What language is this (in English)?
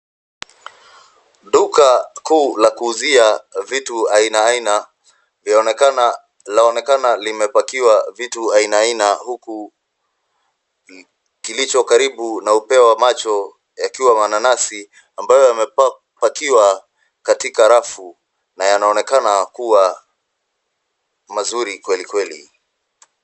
Swahili